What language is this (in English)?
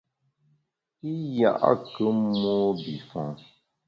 Bamun